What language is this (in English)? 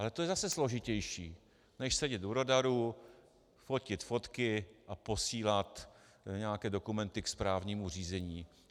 Czech